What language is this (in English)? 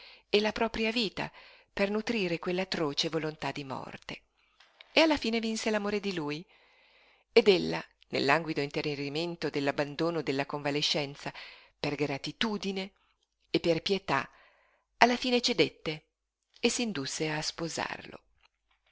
Italian